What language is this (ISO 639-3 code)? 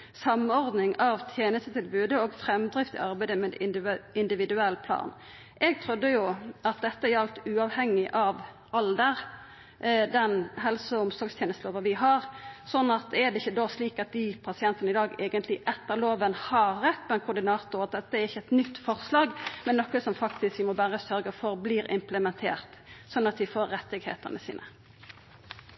nno